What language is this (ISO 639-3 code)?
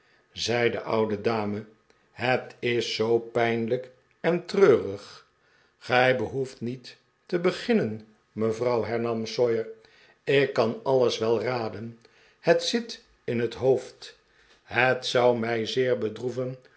nld